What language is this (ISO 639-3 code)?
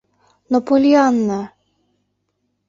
chm